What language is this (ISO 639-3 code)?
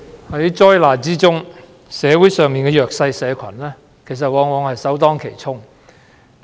yue